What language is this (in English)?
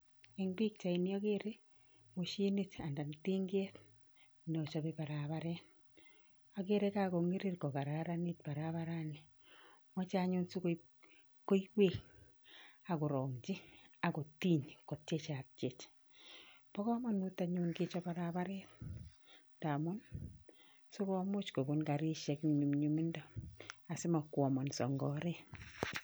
Kalenjin